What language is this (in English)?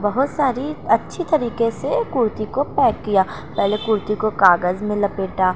Urdu